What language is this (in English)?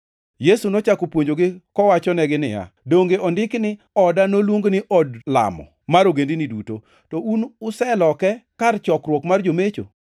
Luo (Kenya and Tanzania)